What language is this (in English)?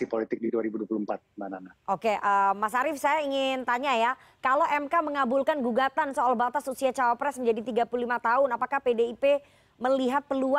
Indonesian